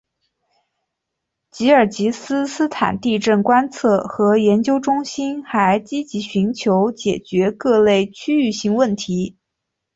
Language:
Chinese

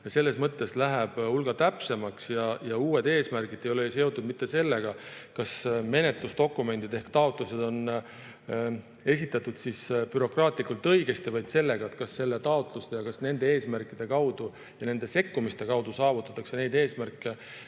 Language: Estonian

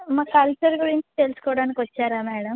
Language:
Telugu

